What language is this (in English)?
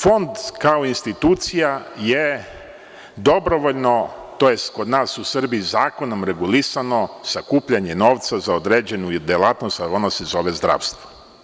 Serbian